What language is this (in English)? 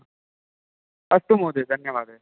Sanskrit